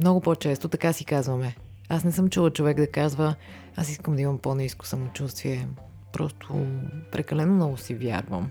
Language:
Bulgarian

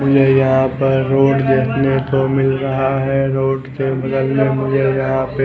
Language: Hindi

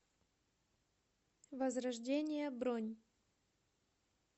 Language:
Russian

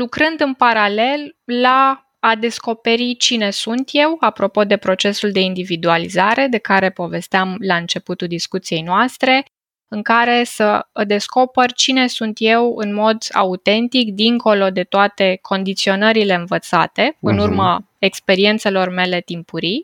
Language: Romanian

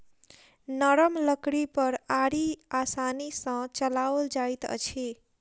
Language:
Maithili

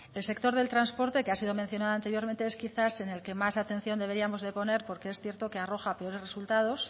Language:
Spanish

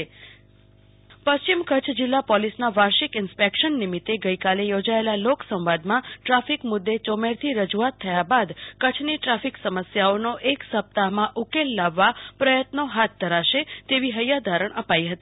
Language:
Gujarati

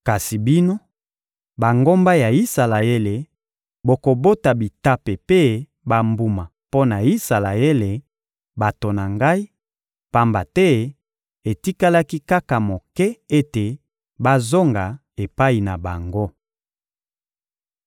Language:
Lingala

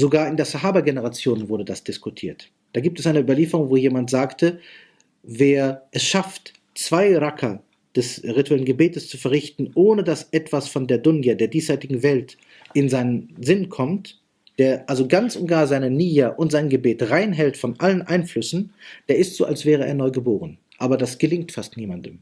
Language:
German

